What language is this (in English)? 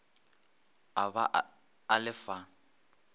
Northern Sotho